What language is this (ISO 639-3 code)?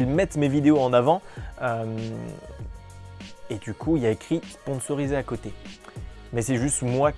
fra